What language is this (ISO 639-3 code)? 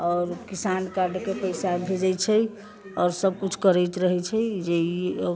mai